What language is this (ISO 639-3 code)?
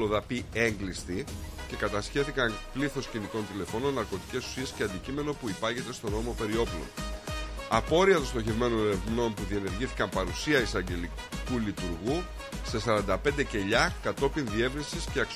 ell